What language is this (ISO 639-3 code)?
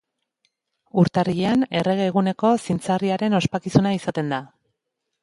eus